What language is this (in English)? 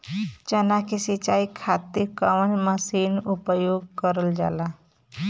Bhojpuri